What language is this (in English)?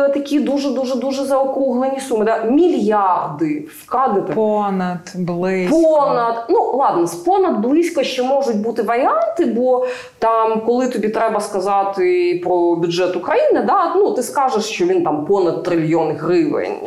Ukrainian